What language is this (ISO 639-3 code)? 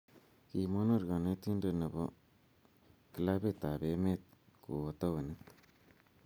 kln